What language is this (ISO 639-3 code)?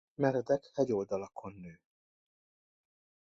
hun